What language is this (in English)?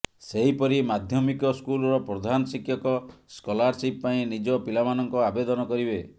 Odia